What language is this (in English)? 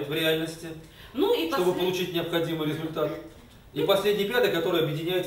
Russian